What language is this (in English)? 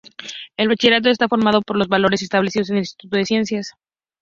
Spanish